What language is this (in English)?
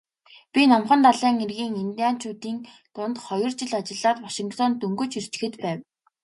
Mongolian